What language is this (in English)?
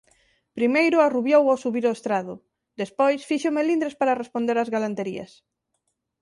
Galician